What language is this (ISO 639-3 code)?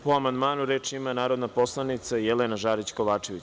srp